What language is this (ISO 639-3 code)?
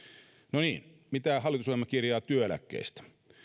fin